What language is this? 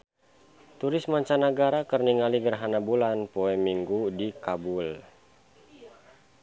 Sundanese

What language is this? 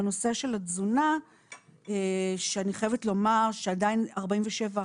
Hebrew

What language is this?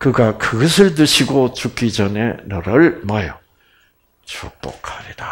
Korean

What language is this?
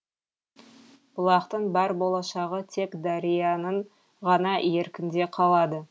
Kazakh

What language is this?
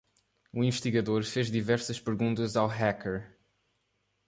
Portuguese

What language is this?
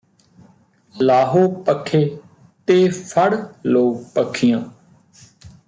Punjabi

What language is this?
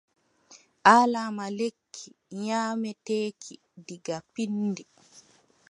Adamawa Fulfulde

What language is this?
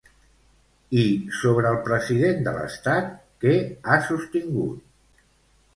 Catalan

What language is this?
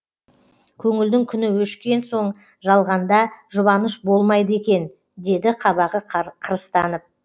Kazakh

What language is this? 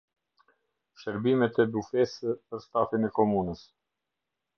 Albanian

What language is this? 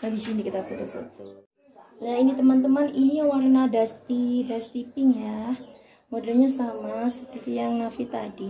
Indonesian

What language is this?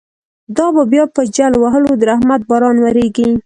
Pashto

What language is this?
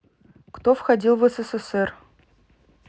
Russian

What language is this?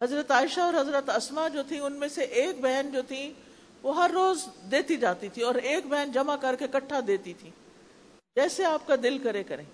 Urdu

